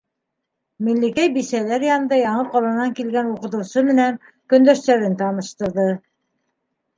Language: Bashkir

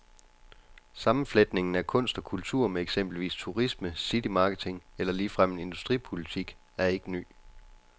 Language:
Danish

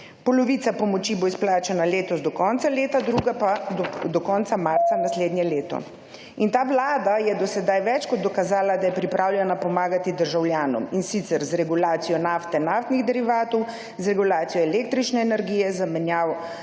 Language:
Slovenian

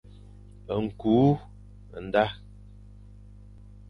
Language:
Fang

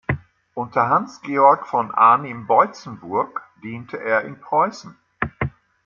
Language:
German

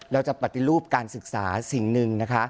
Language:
Thai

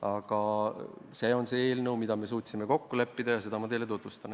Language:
Estonian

